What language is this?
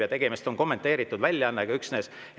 Estonian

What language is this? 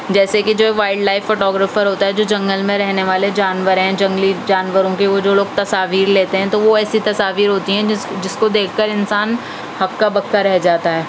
Urdu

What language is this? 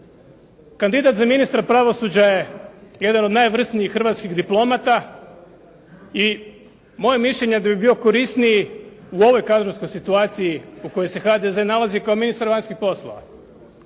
Croatian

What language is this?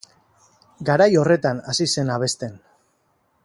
Basque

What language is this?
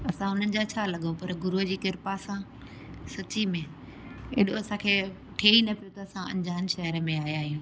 Sindhi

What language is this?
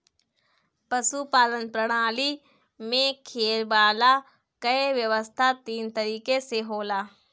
Bhojpuri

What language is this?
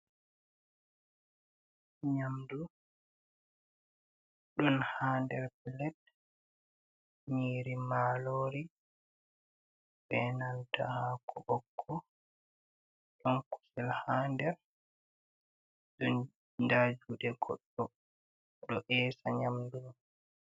Fula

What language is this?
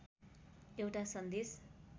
Nepali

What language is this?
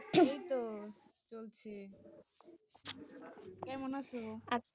Bangla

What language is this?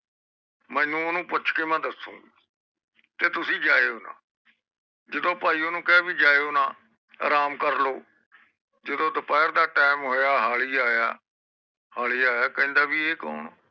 Punjabi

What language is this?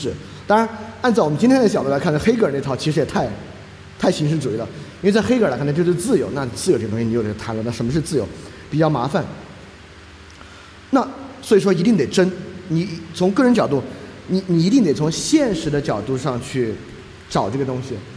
Chinese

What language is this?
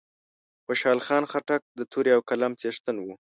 Pashto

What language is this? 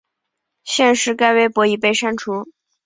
Chinese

